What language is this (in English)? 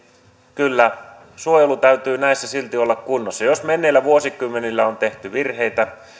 Finnish